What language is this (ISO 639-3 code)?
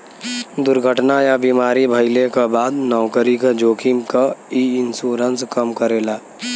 bho